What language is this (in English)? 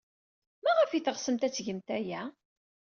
Kabyle